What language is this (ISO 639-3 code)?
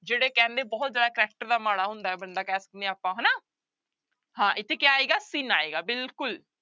pan